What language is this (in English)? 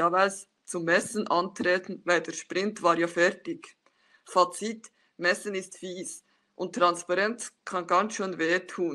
German